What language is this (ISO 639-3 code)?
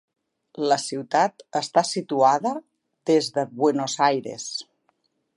cat